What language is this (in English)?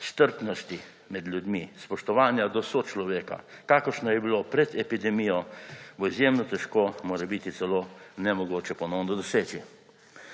Slovenian